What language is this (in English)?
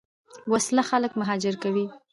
Pashto